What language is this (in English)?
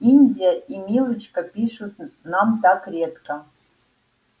Russian